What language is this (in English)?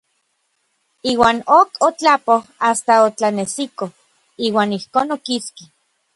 Orizaba Nahuatl